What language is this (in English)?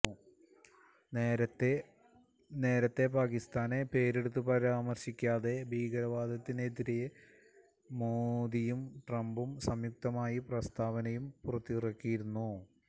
Malayalam